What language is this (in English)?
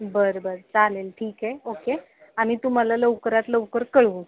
Marathi